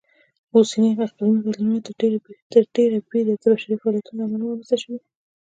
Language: Pashto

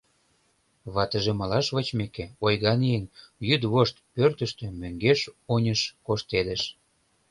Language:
Mari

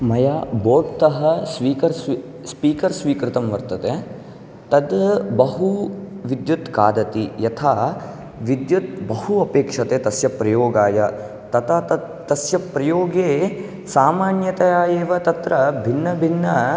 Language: Sanskrit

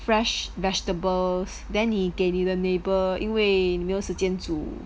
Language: English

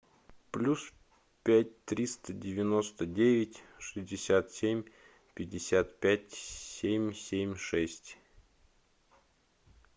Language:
Russian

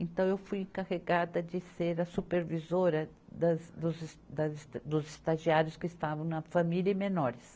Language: Portuguese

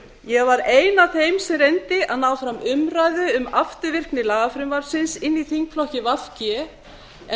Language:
Icelandic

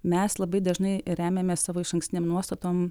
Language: Lithuanian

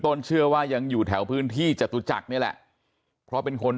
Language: Thai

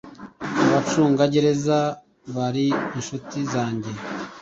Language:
Kinyarwanda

